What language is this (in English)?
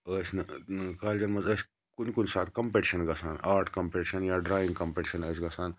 Kashmiri